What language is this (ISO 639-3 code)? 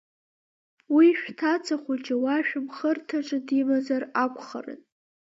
abk